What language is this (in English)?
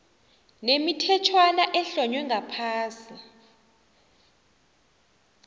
South Ndebele